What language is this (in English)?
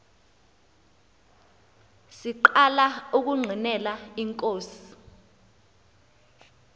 Xhosa